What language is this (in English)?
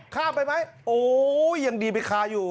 Thai